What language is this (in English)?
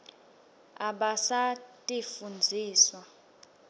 Swati